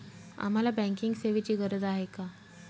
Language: Marathi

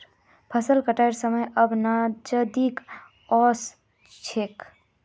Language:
Magahi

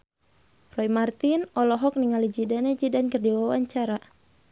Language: Sundanese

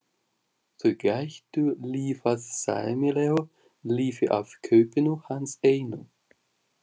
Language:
Icelandic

